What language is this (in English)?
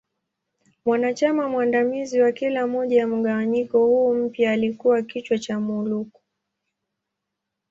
Swahili